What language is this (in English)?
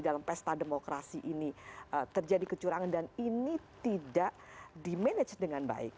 Indonesian